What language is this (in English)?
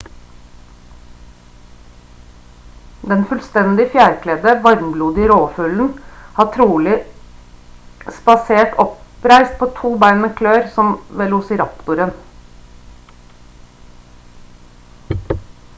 Norwegian Bokmål